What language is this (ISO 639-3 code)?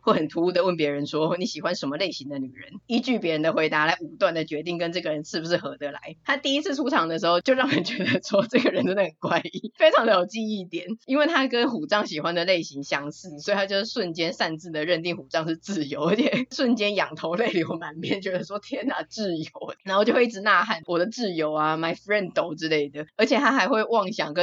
zho